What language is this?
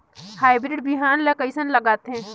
Chhattisgarhi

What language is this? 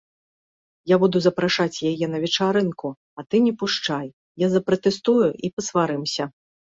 Belarusian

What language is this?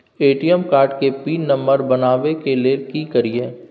Maithili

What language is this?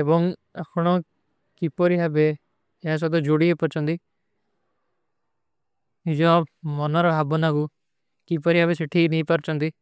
Kui (India)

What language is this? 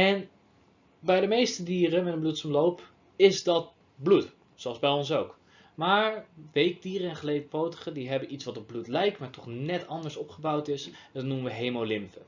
Dutch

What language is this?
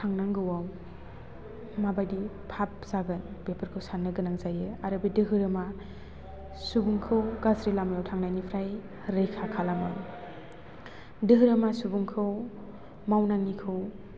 Bodo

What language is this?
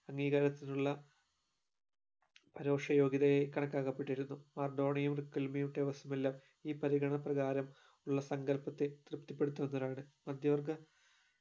Malayalam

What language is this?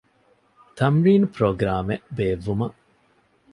Divehi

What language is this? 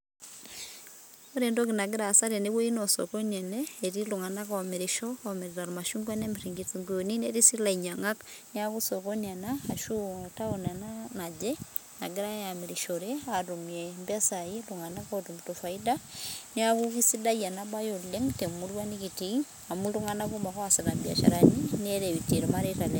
Masai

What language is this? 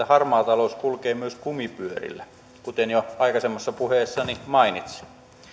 Finnish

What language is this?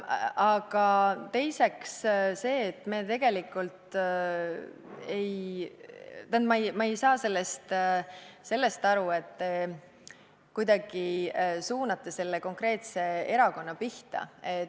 Estonian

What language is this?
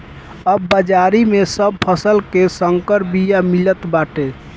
Bhojpuri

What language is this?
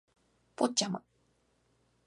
Japanese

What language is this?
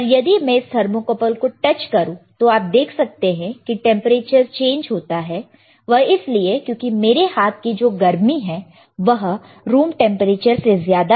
Hindi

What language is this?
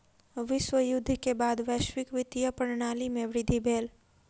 Maithili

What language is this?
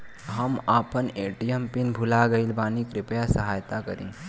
Bhojpuri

